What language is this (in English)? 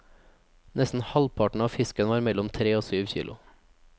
Norwegian